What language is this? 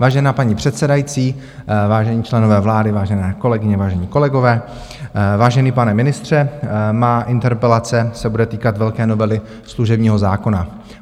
Czech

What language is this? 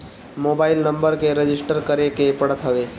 Bhojpuri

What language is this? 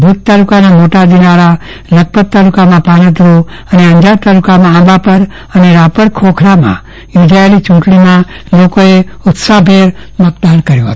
Gujarati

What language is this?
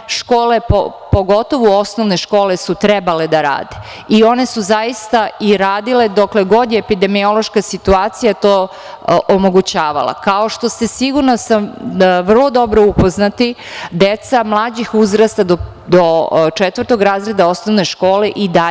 Serbian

